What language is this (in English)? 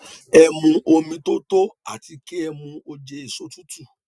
Yoruba